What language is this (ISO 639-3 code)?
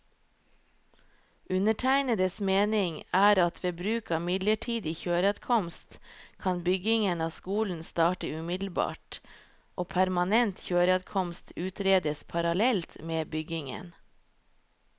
nor